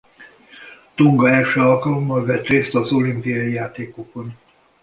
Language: Hungarian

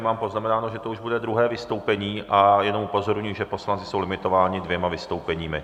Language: Czech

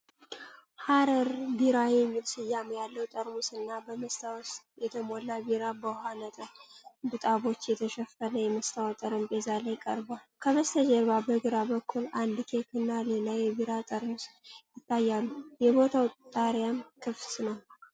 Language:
Amharic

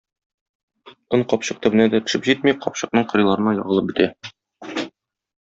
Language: Tatar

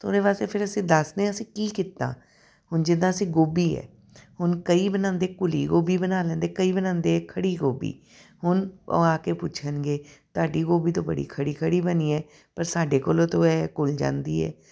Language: Punjabi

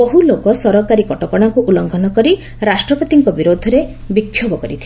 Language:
Odia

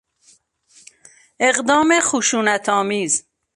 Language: Persian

